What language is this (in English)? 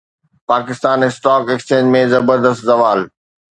Sindhi